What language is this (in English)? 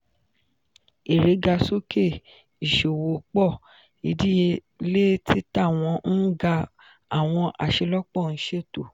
Yoruba